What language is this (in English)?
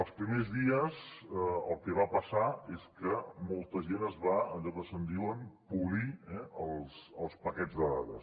Catalan